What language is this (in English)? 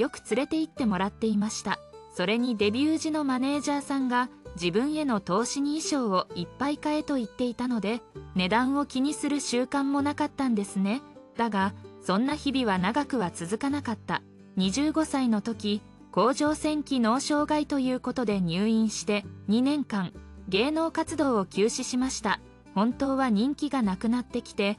Japanese